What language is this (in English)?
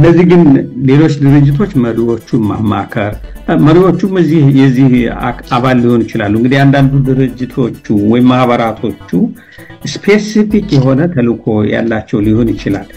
Arabic